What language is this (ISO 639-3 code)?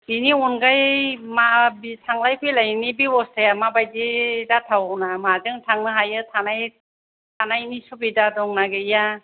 brx